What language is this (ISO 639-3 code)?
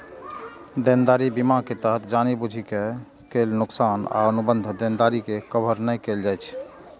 mai